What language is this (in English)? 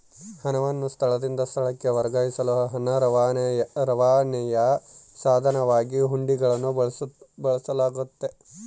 Kannada